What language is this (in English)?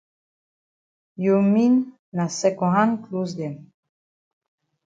Cameroon Pidgin